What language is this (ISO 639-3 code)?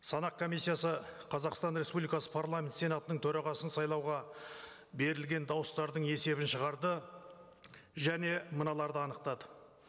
kaz